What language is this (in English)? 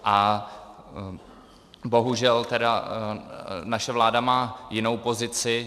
Czech